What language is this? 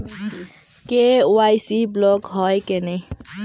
Bangla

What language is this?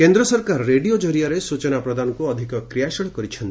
Odia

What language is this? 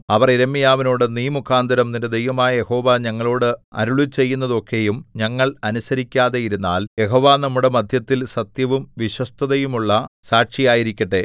Malayalam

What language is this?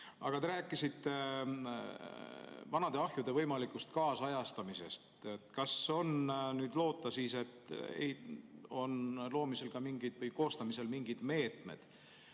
Estonian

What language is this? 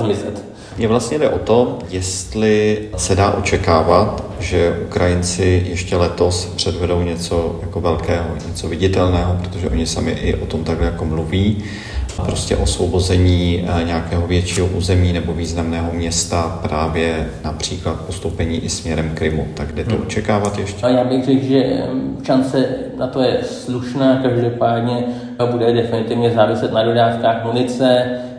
Czech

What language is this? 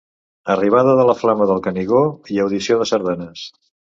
Catalan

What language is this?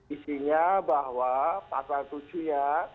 Indonesian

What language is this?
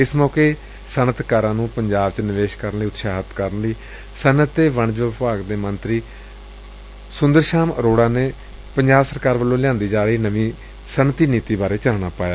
Punjabi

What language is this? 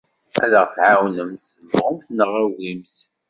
Kabyle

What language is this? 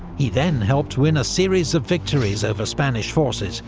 English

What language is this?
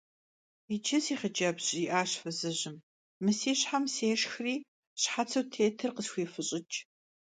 Kabardian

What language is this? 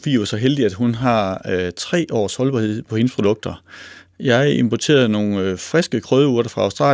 Danish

